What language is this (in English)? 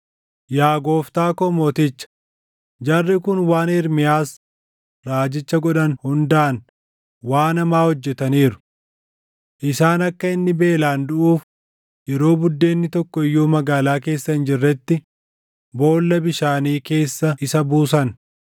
Oromo